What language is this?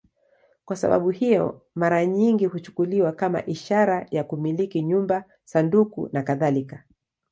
Swahili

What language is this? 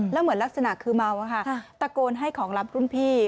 Thai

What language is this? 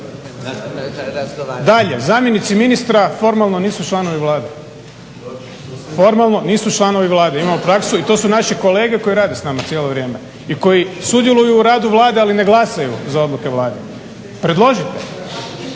Croatian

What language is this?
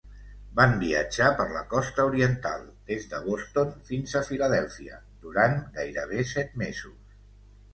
Catalan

